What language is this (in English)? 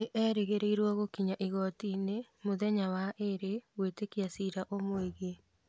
Kikuyu